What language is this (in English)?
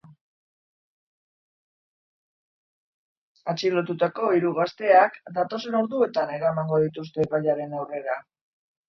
Basque